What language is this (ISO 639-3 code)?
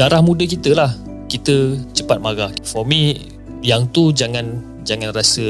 msa